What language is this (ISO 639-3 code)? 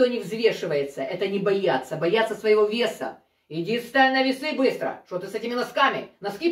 rus